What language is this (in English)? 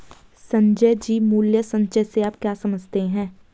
Hindi